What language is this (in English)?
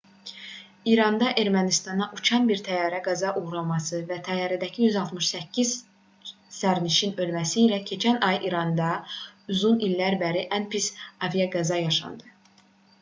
Azerbaijani